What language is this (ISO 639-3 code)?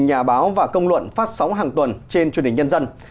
vie